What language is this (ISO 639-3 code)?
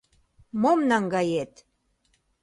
chm